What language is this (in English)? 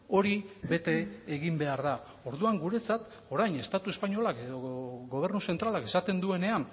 Basque